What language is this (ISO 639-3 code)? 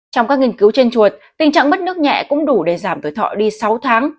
vie